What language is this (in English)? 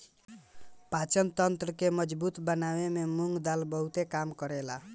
Bhojpuri